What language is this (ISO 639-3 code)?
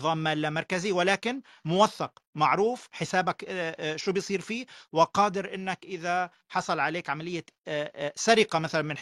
ara